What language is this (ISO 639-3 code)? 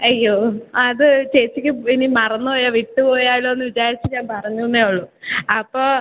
mal